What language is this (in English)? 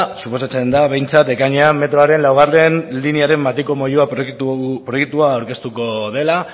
Basque